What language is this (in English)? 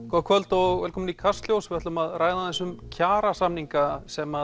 Icelandic